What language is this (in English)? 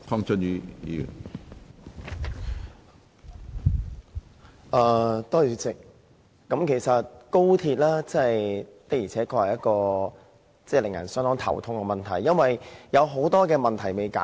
Cantonese